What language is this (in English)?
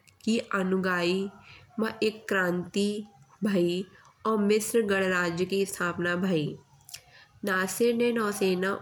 Bundeli